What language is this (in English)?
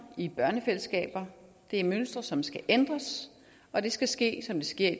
Danish